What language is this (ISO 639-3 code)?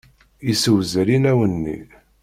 kab